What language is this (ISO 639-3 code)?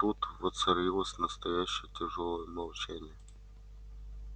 rus